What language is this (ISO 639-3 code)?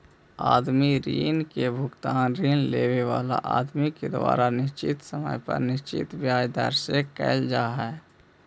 mag